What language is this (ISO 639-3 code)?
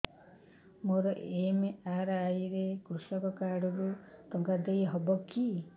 ori